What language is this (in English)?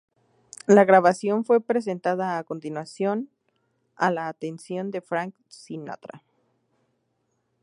Spanish